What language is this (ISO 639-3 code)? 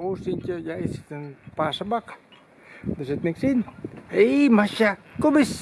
nld